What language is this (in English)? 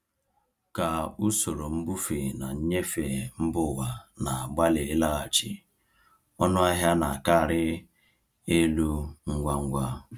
Igbo